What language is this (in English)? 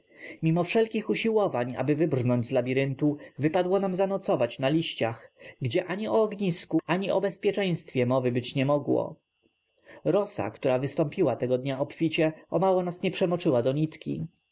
Polish